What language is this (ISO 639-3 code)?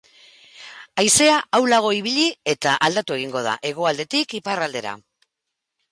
eus